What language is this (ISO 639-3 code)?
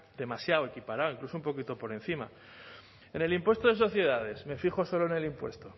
spa